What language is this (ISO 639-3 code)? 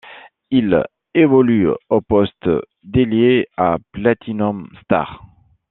fra